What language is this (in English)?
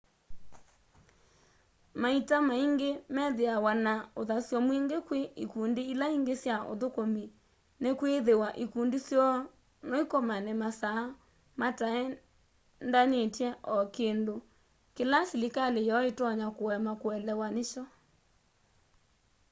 Kamba